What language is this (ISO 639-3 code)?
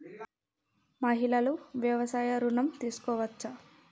tel